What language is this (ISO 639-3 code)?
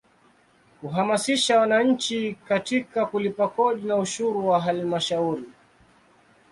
swa